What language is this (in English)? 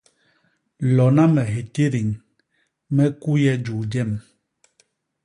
Basaa